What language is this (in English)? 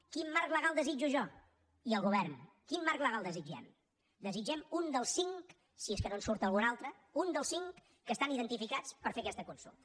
Catalan